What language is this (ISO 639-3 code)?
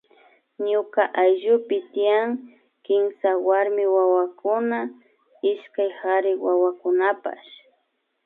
qvi